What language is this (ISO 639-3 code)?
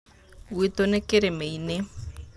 kik